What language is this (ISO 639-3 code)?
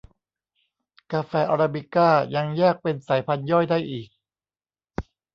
tha